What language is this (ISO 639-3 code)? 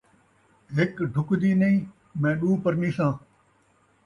skr